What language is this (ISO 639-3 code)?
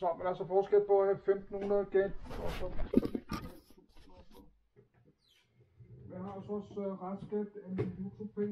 dan